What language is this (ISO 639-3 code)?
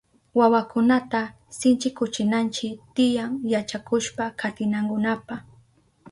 qup